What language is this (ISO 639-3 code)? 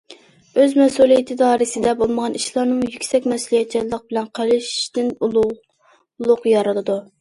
uig